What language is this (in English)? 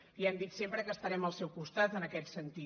Catalan